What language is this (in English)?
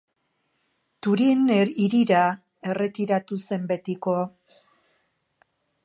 Basque